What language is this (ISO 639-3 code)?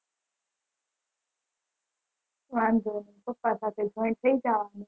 guj